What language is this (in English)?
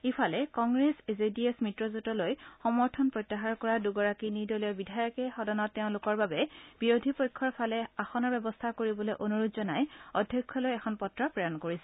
Assamese